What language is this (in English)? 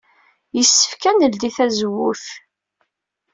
Kabyle